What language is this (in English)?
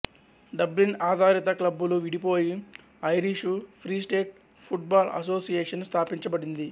Telugu